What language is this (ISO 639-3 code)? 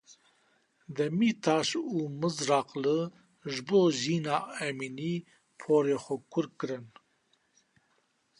kur